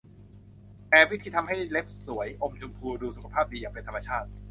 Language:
Thai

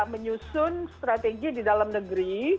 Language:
Indonesian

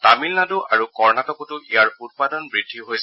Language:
Assamese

